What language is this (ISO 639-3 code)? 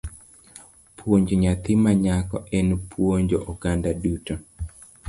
luo